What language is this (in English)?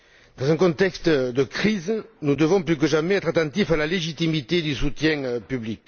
French